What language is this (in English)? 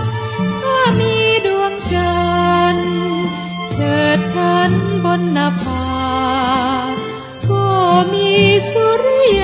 Thai